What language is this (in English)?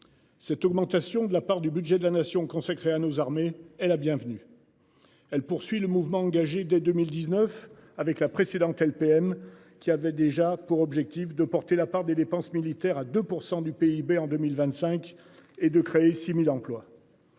French